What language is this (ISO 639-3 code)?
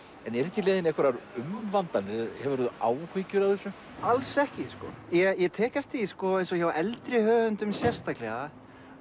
isl